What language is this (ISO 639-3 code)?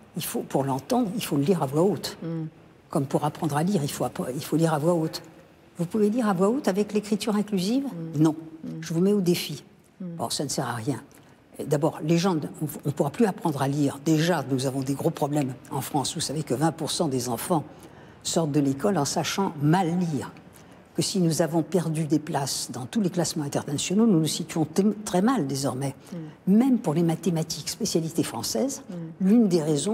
fra